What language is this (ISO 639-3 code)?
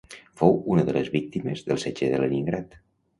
cat